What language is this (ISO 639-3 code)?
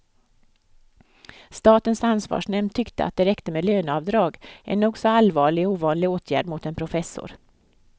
swe